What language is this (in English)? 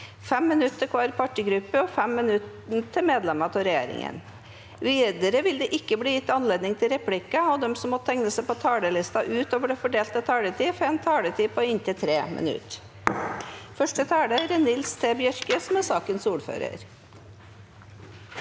Norwegian